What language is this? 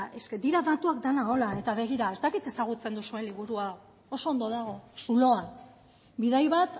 Basque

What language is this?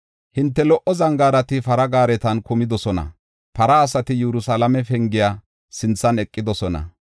Gofa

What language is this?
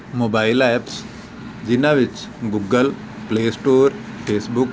Punjabi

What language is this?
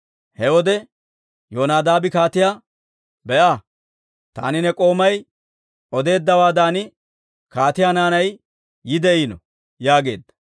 Dawro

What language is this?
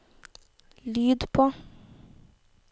Norwegian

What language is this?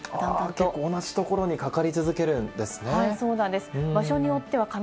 Japanese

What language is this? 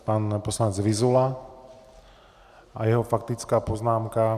Czech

